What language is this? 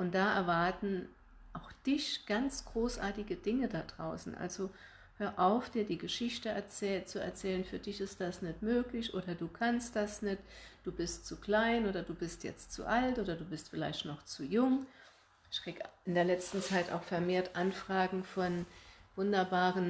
German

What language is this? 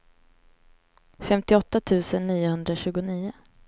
Swedish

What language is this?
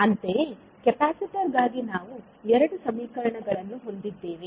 Kannada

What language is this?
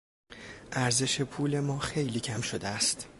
Persian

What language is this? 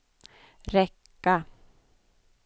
Swedish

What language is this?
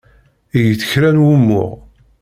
Kabyle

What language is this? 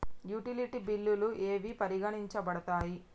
Telugu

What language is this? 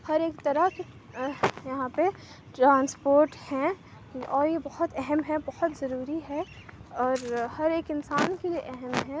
Urdu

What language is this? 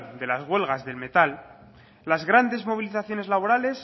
Spanish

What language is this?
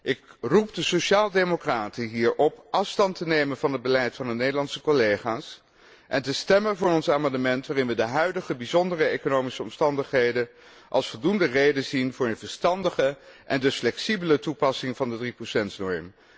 Dutch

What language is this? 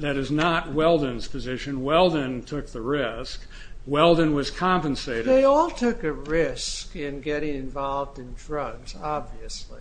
English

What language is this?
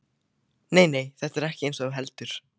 Icelandic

